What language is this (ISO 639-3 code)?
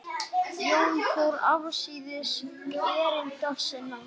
isl